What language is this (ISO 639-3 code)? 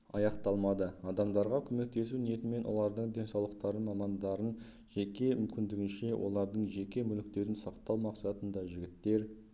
kaz